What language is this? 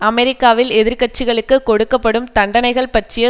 Tamil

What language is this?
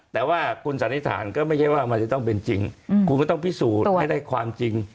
Thai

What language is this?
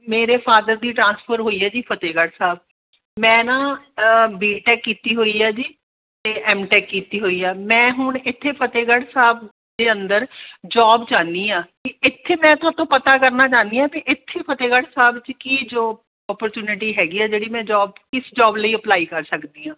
Punjabi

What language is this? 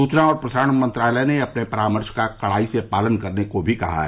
Hindi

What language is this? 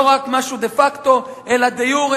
Hebrew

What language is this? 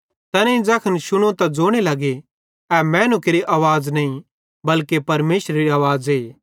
Bhadrawahi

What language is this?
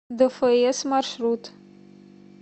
Russian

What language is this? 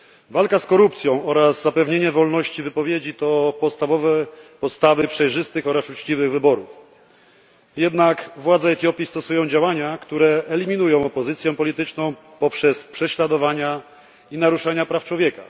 Polish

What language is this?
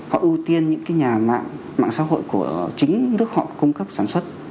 Vietnamese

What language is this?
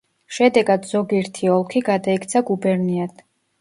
Georgian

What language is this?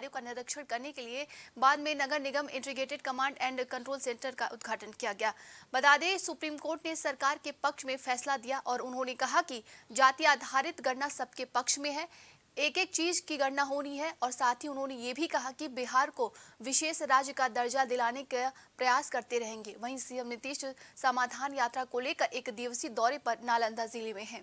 Hindi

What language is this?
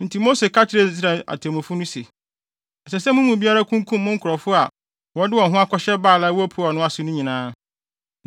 Akan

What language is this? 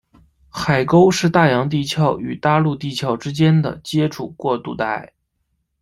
Chinese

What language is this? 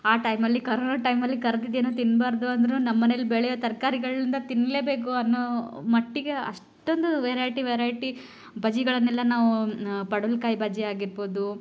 Kannada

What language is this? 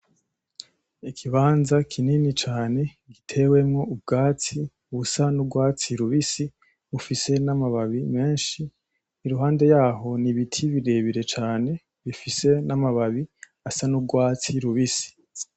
Rundi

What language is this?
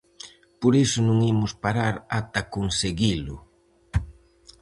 Galician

